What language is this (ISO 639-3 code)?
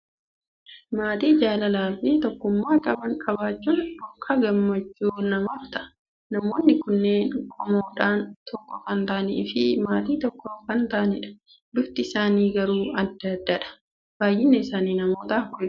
orm